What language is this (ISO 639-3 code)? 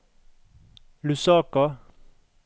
nor